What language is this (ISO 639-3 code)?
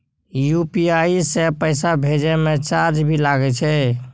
mai